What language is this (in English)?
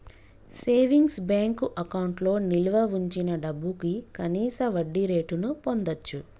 Telugu